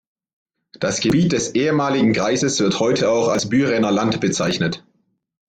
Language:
German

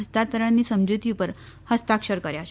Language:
Gujarati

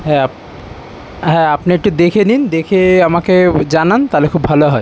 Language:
Bangla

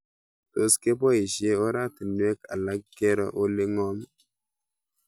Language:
Kalenjin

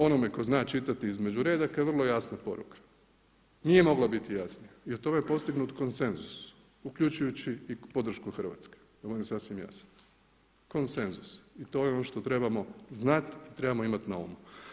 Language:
Croatian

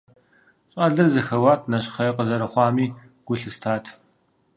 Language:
Kabardian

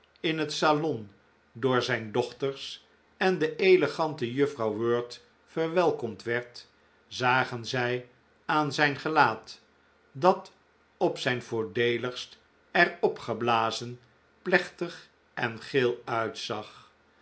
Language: Dutch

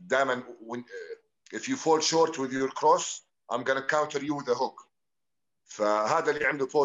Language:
Arabic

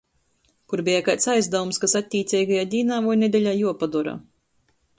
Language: Latgalian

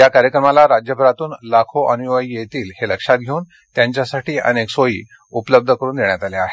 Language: Marathi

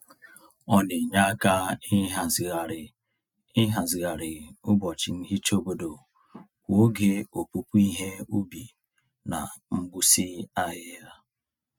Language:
Igbo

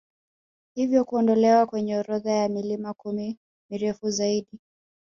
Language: Swahili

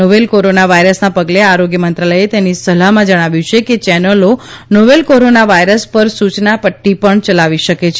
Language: Gujarati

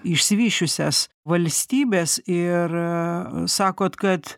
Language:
Lithuanian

